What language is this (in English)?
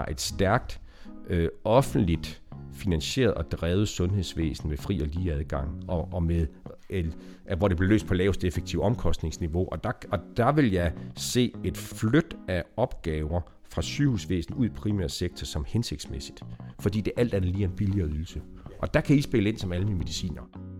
Danish